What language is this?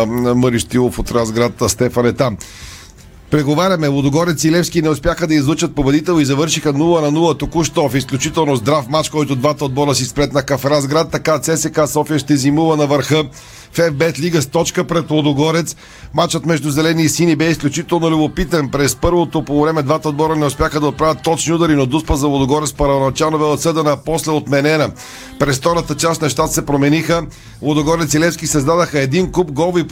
Bulgarian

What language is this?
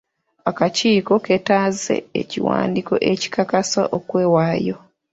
Ganda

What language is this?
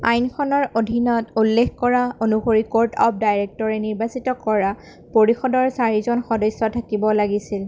Assamese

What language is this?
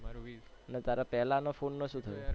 Gujarati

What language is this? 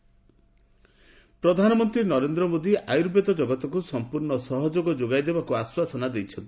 Odia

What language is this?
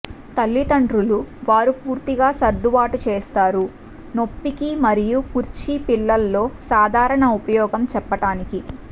Telugu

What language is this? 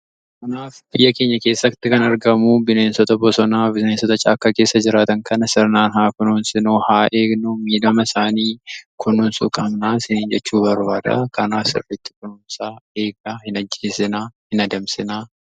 Oromo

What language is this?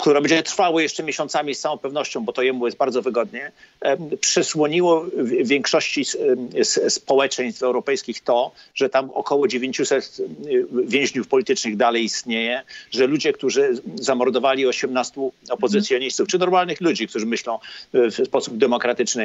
Polish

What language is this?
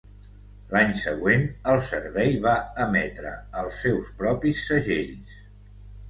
Catalan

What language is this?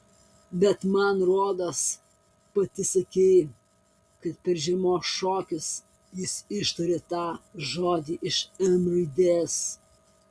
Lithuanian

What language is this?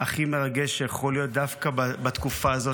Hebrew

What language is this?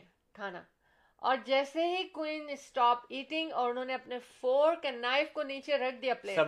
Urdu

